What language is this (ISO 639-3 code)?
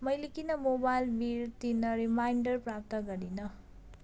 nep